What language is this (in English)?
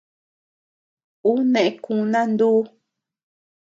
Tepeuxila Cuicatec